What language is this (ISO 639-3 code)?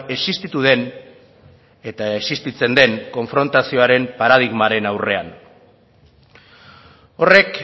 eus